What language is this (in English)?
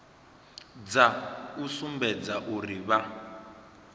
Venda